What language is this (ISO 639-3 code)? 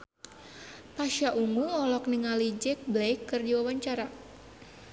sun